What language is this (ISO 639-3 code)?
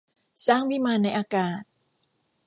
tha